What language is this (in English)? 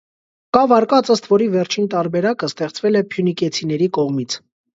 Armenian